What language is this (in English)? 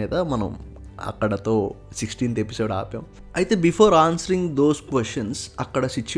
Telugu